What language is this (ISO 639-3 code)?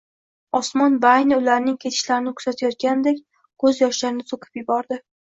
uzb